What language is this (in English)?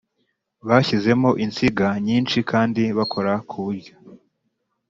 Kinyarwanda